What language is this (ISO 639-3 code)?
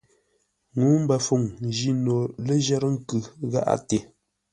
nla